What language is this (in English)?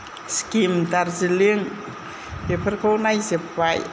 Bodo